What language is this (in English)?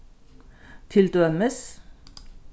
Faroese